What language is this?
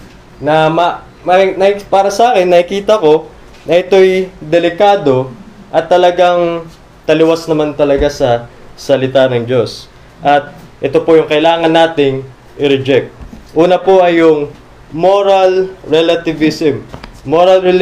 Filipino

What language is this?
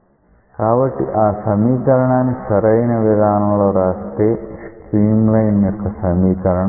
Telugu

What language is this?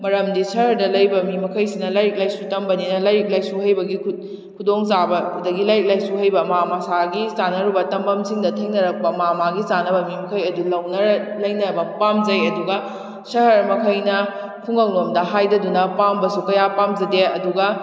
Manipuri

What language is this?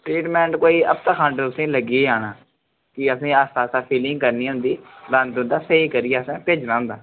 Dogri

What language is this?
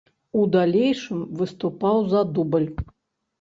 Belarusian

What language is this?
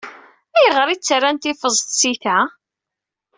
Kabyle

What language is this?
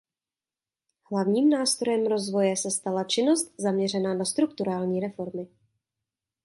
Czech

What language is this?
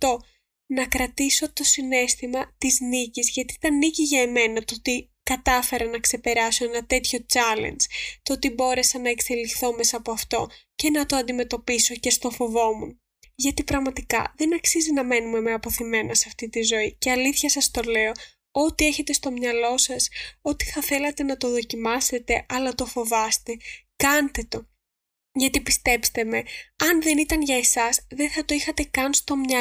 Greek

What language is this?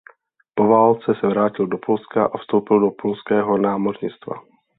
Czech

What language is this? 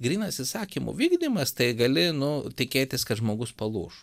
Lithuanian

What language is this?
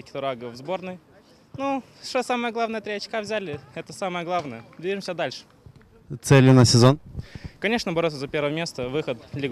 Russian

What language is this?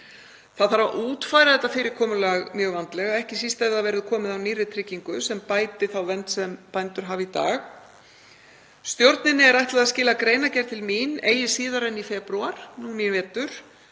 Icelandic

